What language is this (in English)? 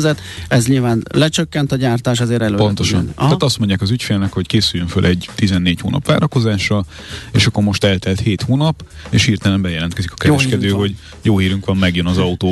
Hungarian